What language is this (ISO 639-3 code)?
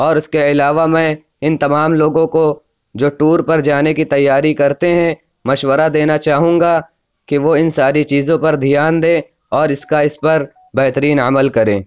urd